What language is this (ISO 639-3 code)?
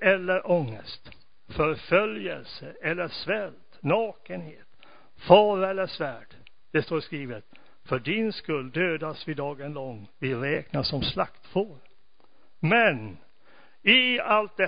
swe